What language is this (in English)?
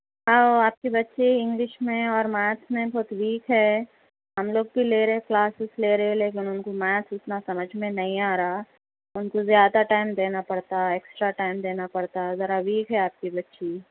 Urdu